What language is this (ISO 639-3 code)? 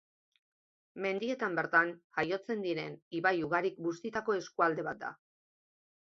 eus